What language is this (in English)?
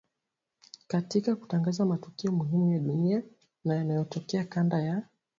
Swahili